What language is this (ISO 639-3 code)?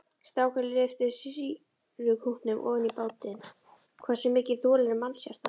isl